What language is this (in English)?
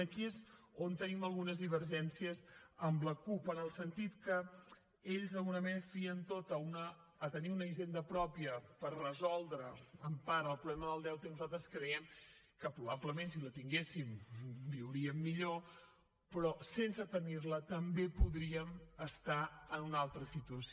Catalan